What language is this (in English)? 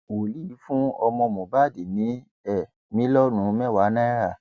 Yoruba